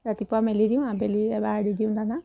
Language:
Assamese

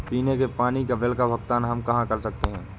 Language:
Hindi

